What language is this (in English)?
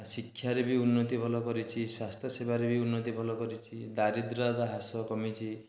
Odia